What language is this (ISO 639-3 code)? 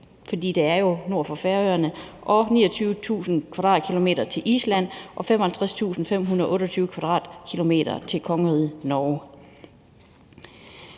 dan